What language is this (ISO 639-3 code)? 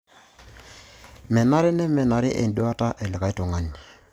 mas